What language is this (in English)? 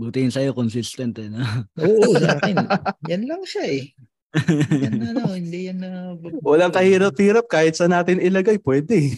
Filipino